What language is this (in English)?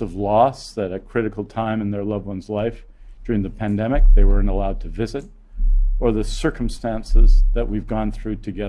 English